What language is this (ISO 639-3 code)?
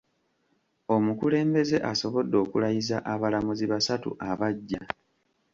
lug